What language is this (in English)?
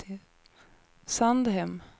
Swedish